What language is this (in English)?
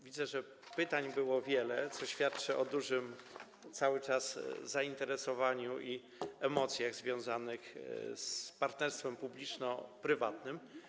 Polish